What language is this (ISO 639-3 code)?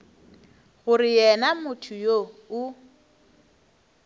nso